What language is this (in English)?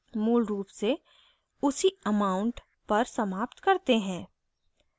Hindi